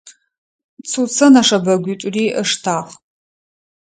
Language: Adyghe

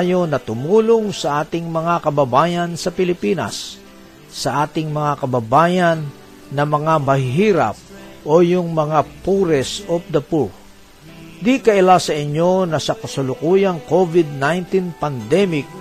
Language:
Filipino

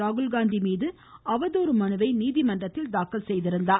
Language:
Tamil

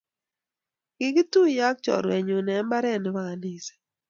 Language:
Kalenjin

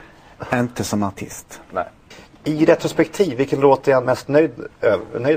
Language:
Swedish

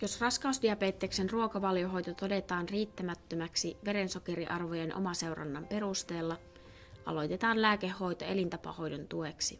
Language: Finnish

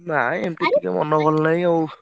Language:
Odia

